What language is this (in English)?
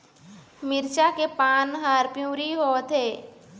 Chhattisgarhi